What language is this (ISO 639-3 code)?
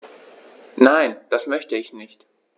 deu